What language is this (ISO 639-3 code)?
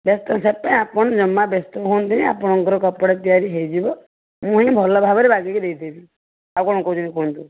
ori